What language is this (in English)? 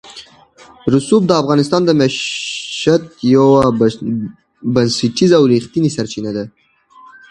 Pashto